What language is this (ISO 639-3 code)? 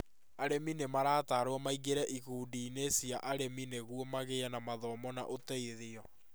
kik